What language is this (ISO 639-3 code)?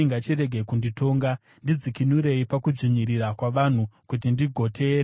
sna